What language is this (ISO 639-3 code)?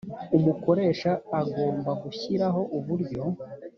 kin